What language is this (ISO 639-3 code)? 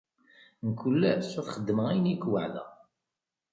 kab